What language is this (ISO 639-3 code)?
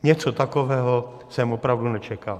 ces